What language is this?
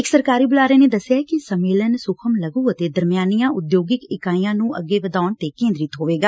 Punjabi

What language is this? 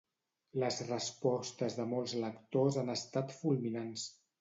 Catalan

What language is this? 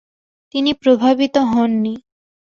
Bangla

